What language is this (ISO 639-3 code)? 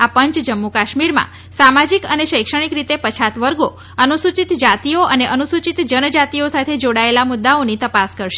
guj